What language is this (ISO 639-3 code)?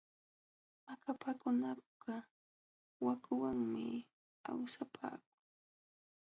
qxw